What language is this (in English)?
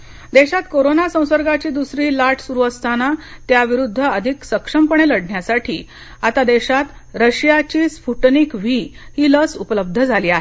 Marathi